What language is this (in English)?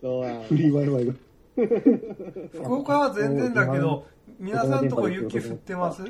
Japanese